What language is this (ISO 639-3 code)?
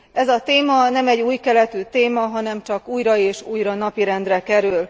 hun